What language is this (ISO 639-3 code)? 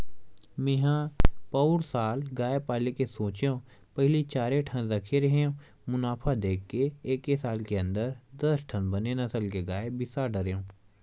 hne